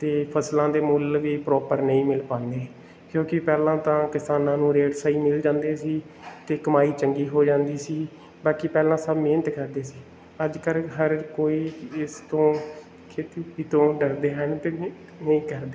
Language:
Punjabi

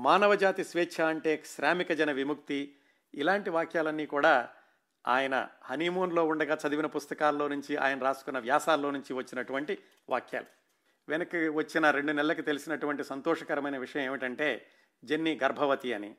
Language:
Telugu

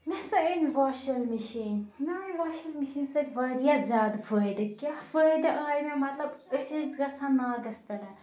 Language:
Kashmiri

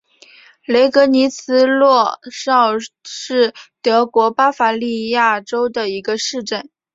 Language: Chinese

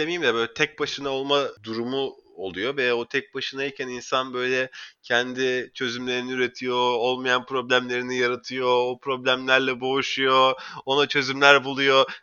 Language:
Turkish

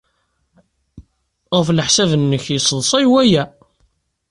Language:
Kabyle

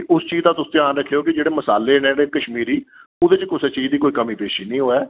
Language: Dogri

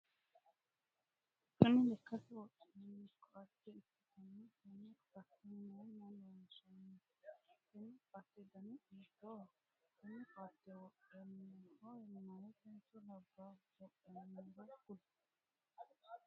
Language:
Sidamo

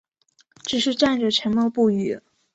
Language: Chinese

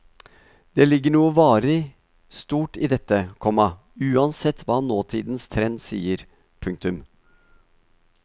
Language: Norwegian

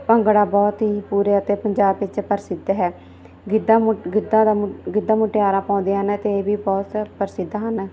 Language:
Punjabi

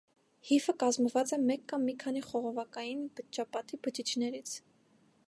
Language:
Armenian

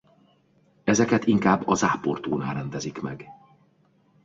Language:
Hungarian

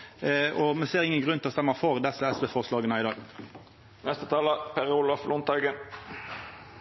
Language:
Norwegian Nynorsk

